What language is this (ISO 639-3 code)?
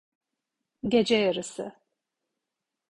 tur